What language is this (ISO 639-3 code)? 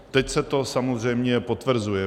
ces